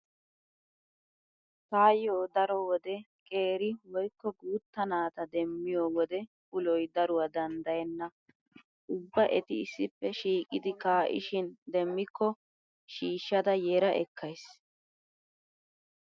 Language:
Wolaytta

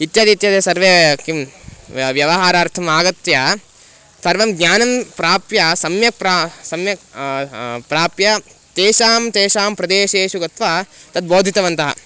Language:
Sanskrit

